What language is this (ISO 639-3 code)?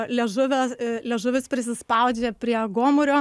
lit